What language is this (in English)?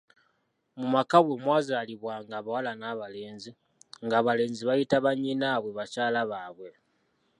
Ganda